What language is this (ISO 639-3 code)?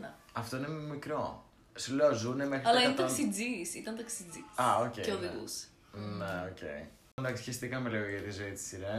ell